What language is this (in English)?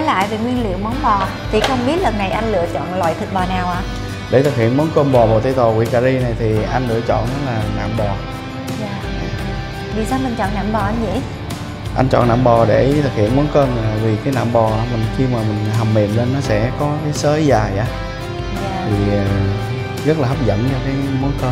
Vietnamese